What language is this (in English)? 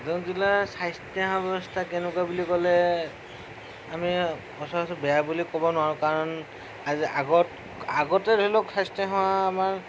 Assamese